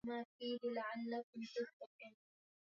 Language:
Swahili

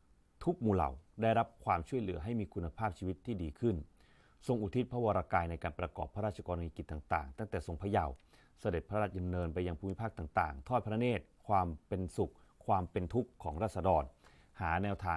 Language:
Thai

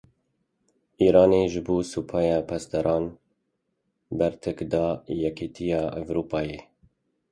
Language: Kurdish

